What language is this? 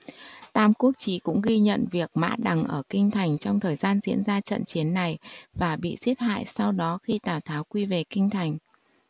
Vietnamese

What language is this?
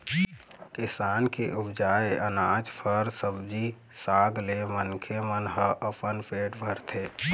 Chhattisgarhi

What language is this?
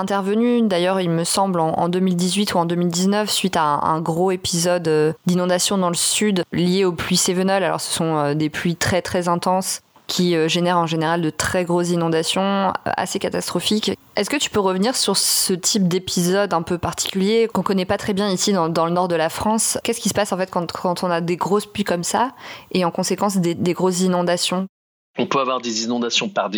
French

